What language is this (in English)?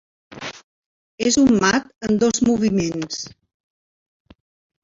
Catalan